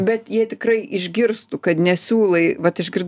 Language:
Lithuanian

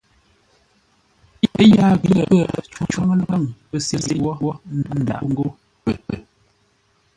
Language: Ngombale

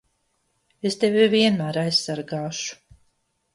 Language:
Latvian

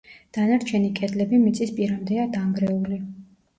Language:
Georgian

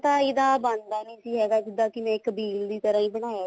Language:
Punjabi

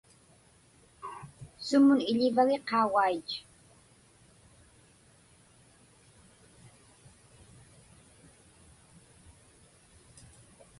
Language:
Inupiaq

